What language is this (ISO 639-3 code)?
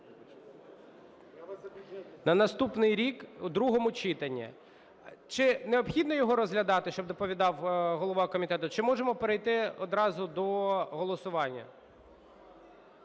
ukr